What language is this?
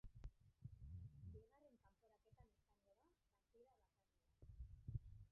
Basque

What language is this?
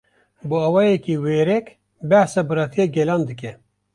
Kurdish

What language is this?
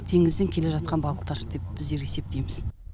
Kazakh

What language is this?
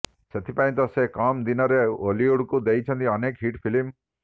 Odia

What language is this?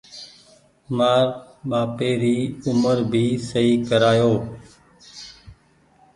Goaria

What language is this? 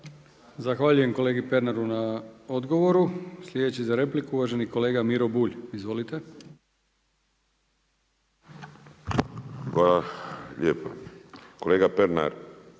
Croatian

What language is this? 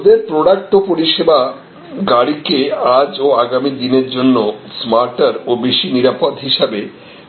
Bangla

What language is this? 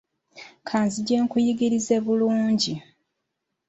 Ganda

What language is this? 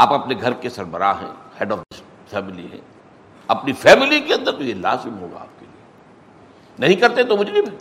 Urdu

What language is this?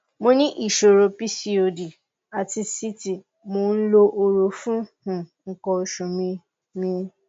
Yoruba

